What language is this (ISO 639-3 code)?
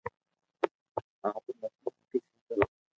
lrk